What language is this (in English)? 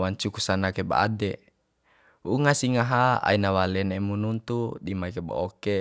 Bima